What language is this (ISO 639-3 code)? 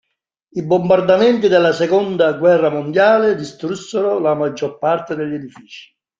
ita